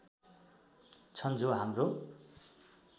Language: Nepali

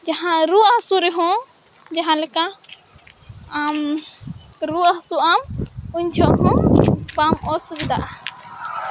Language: Santali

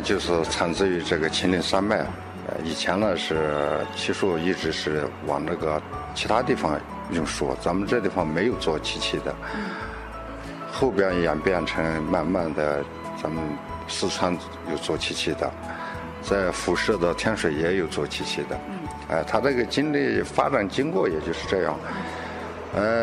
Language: Chinese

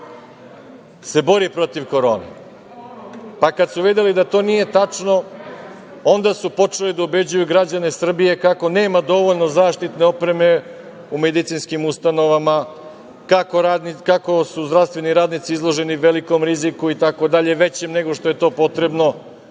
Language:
Serbian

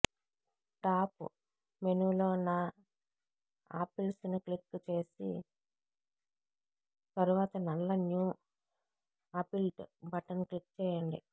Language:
Telugu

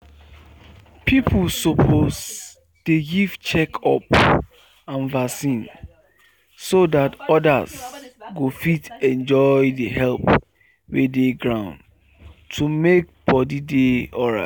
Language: Nigerian Pidgin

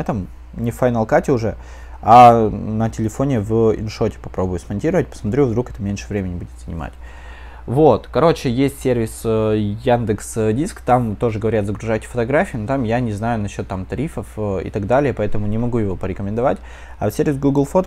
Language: Russian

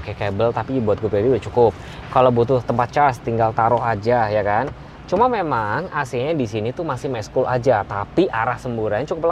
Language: Indonesian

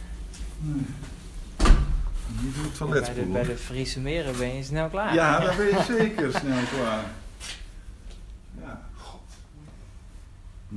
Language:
Dutch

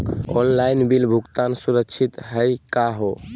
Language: Magahi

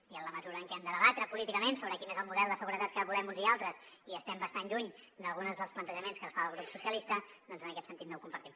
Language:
Catalan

